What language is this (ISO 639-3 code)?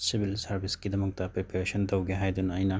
mni